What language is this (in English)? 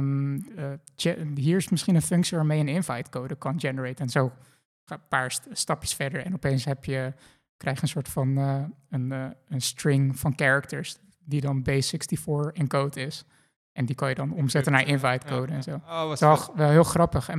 Dutch